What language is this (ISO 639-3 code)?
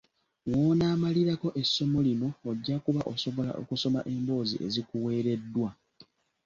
lug